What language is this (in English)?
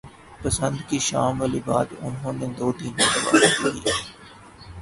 Urdu